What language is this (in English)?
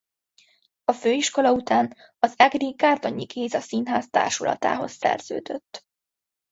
Hungarian